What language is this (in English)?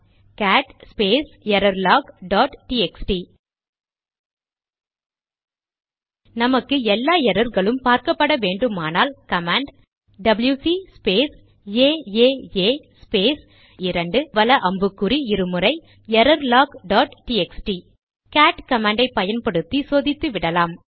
Tamil